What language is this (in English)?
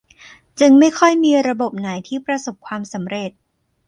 Thai